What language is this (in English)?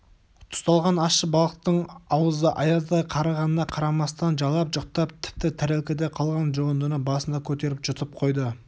Kazakh